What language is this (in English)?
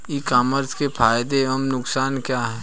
Hindi